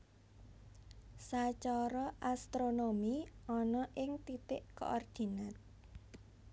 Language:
Javanese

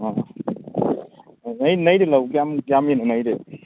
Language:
Manipuri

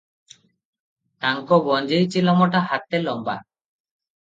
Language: Odia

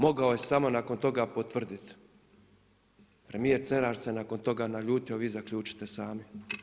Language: Croatian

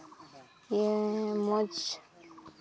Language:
Santali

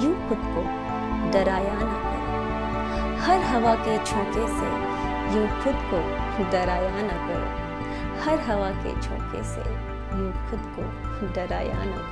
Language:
Hindi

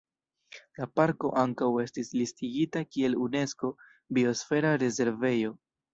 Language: Esperanto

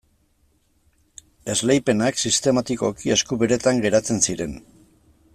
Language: Basque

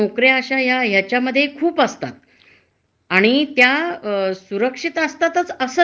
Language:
Marathi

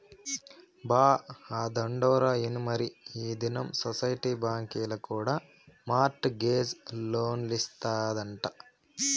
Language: Telugu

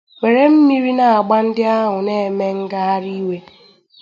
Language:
Igbo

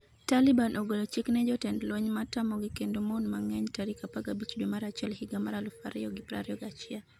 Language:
Luo (Kenya and Tanzania)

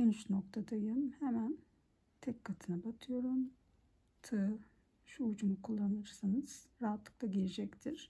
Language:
Turkish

